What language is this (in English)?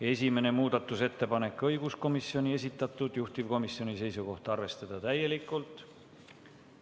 Estonian